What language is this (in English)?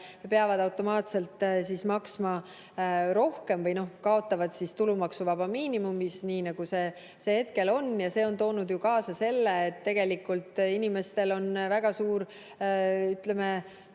Estonian